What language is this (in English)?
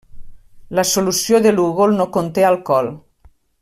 Catalan